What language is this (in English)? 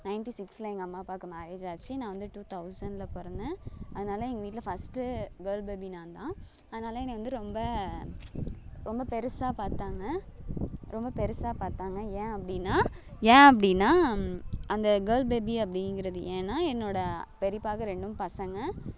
Tamil